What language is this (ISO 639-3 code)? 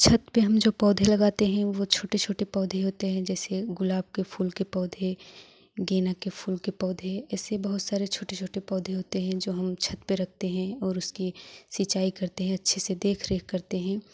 hin